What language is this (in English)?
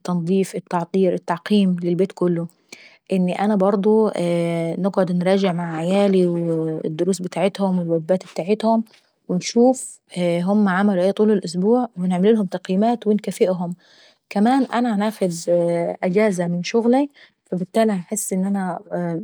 Saidi Arabic